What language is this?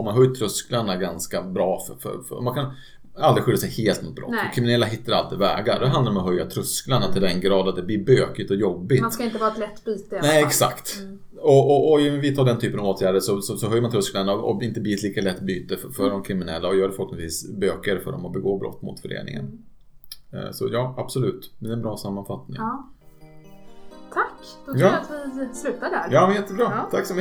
Swedish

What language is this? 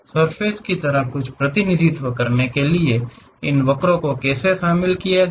Hindi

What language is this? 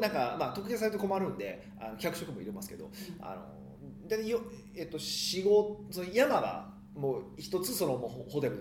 Japanese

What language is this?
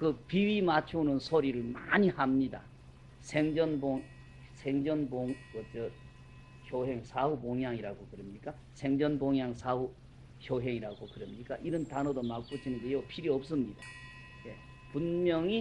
Korean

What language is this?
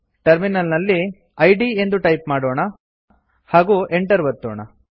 Kannada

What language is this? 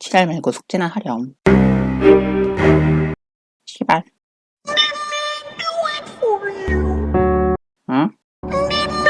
Korean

